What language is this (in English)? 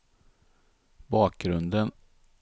Swedish